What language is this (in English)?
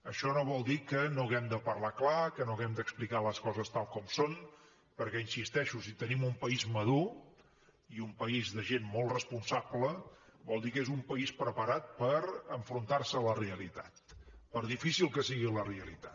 Catalan